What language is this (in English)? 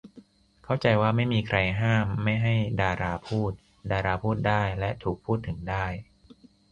Thai